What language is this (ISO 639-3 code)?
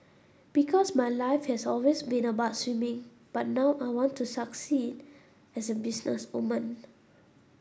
eng